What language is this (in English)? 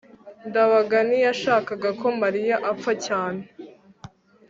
Kinyarwanda